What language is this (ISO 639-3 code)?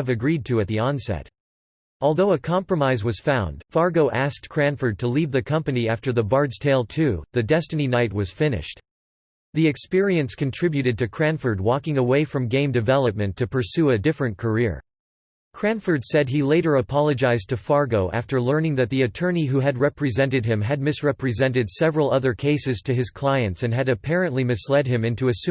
eng